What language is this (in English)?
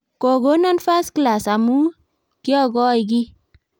Kalenjin